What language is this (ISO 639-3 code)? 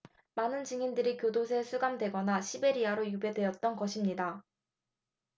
kor